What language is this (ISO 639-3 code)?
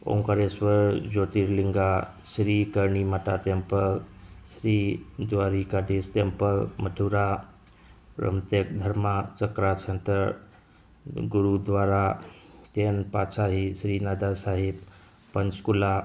mni